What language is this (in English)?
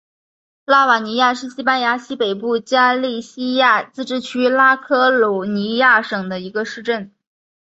Chinese